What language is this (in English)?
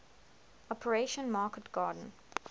English